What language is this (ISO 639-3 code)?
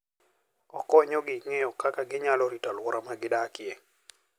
luo